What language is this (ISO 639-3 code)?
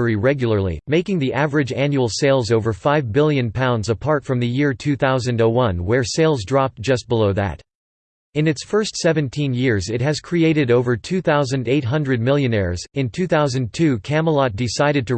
eng